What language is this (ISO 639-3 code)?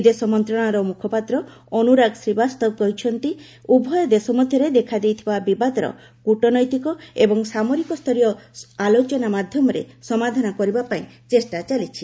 ori